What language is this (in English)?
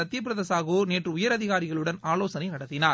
Tamil